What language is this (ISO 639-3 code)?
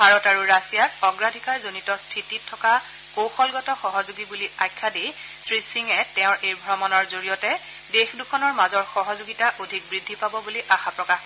asm